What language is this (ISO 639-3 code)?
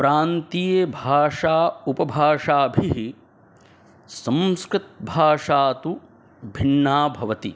san